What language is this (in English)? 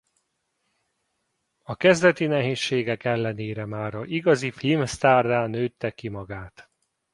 Hungarian